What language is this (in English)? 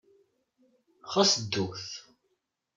Kabyle